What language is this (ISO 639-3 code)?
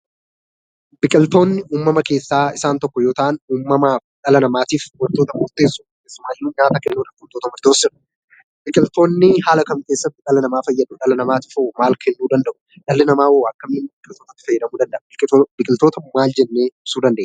orm